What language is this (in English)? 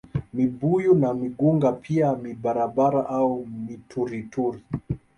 Swahili